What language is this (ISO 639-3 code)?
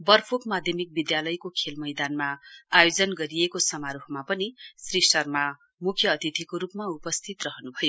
nep